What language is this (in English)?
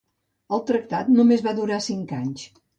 Catalan